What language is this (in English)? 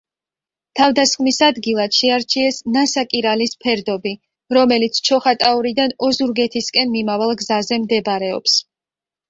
Georgian